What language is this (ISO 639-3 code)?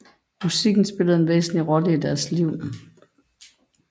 dan